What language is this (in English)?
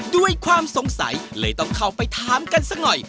Thai